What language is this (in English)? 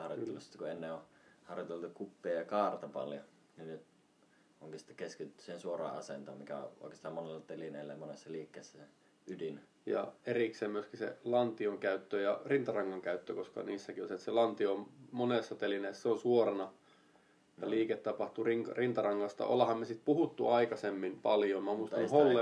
Finnish